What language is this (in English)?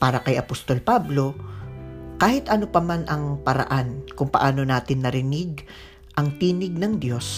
Filipino